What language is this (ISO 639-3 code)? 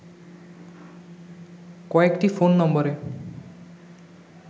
ben